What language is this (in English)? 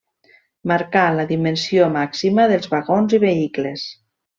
Catalan